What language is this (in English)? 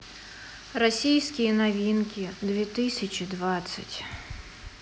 Russian